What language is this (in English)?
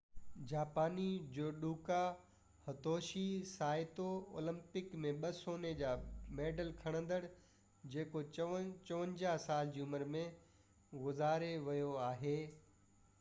Sindhi